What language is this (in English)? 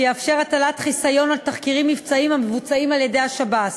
Hebrew